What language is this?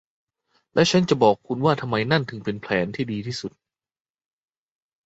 Thai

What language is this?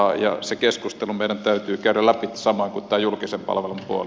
Finnish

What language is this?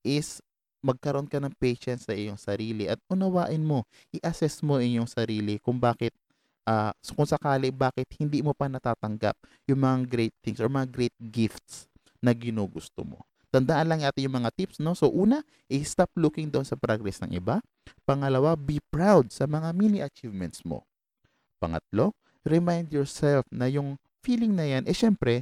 Filipino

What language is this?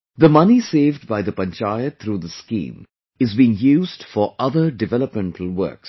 English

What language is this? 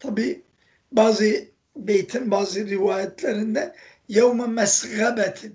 Turkish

